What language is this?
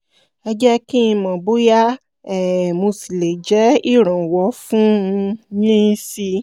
Yoruba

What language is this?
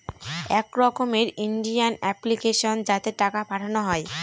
Bangla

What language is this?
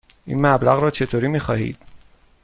Persian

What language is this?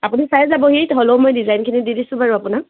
Assamese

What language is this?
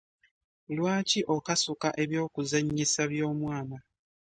Ganda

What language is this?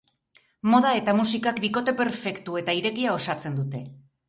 Basque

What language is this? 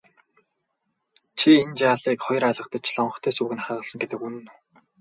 Mongolian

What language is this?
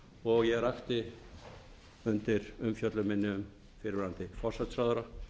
Icelandic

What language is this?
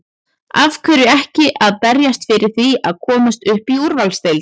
Icelandic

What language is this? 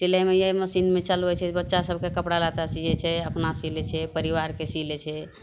Maithili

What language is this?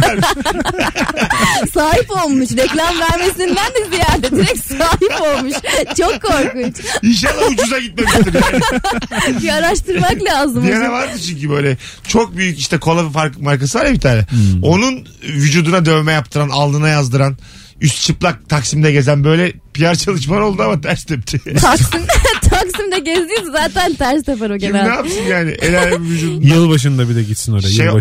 Turkish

